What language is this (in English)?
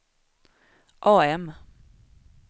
Swedish